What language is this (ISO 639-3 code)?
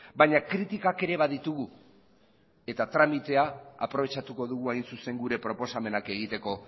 eus